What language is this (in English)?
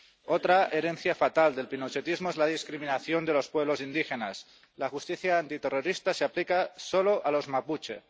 Spanish